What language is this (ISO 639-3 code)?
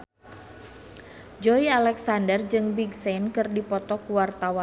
sun